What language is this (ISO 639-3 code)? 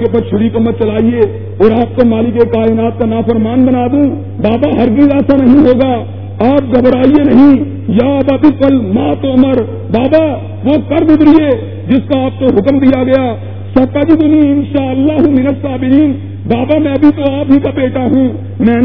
urd